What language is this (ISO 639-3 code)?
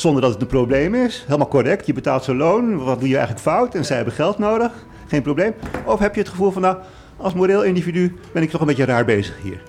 nld